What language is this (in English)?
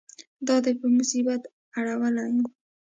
Pashto